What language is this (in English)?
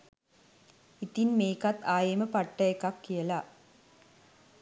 Sinhala